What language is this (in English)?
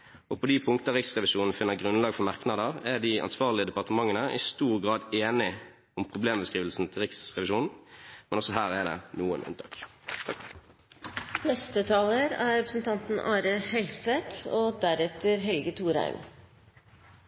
Norwegian Bokmål